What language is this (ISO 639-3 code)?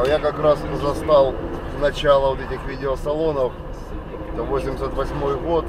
rus